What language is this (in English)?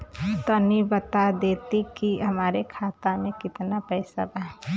Bhojpuri